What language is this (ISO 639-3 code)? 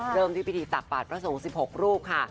tha